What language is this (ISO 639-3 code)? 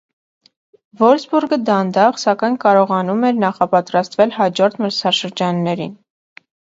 hye